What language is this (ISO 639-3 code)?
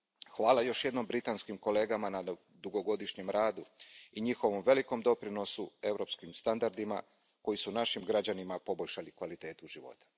hrv